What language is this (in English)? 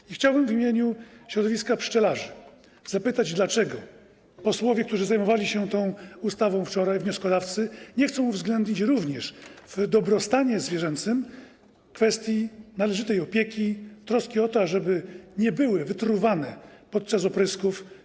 Polish